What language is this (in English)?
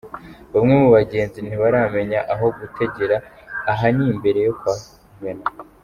Kinyarwanda